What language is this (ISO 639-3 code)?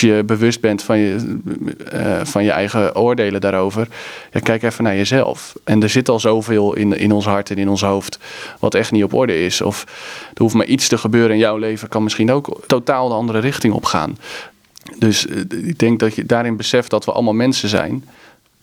nld